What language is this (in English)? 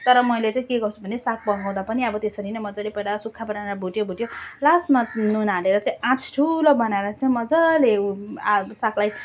Nepali